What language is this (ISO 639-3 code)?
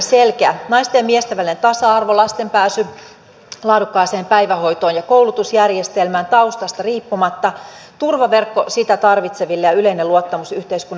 fin